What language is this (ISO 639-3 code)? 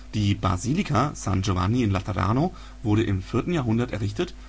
deu